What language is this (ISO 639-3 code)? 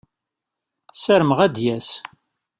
kab